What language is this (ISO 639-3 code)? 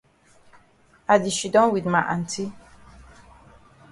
wes